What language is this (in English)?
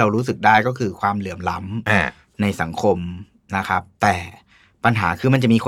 Thai